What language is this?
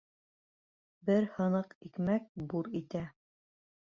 Bashkir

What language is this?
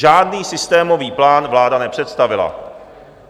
Czech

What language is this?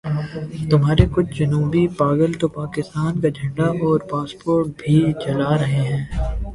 Urdu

